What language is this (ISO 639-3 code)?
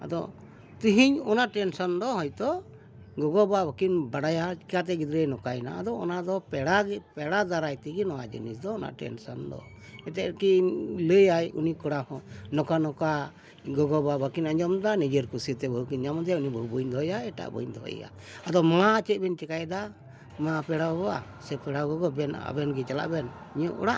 sat